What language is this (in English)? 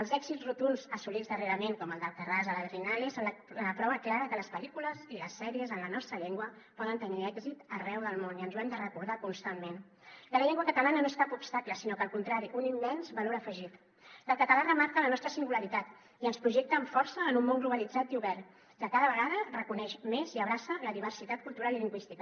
Catalan